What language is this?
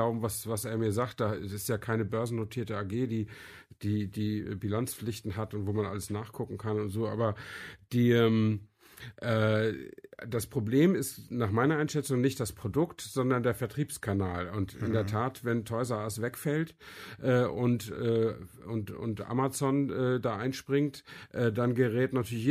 German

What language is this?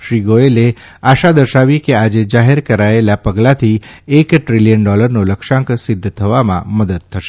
Gujarati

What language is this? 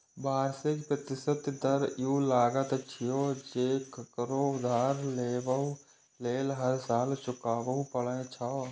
Maithili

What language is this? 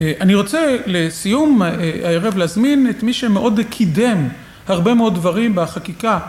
Hebrew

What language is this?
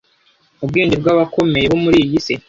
Kinyarwanda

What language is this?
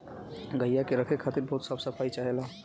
Bhojpuri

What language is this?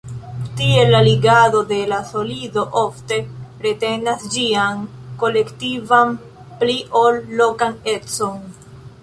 Esperanto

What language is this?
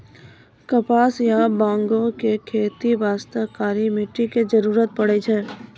Maithili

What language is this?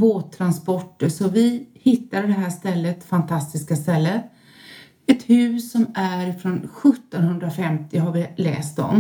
Swedish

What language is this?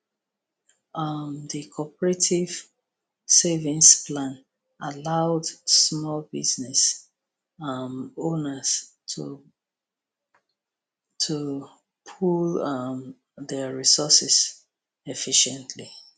Nigerian Pidgin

